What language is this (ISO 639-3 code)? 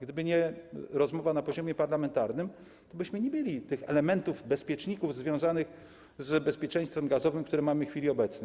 pol